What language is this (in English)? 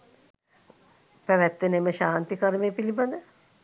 Sinhala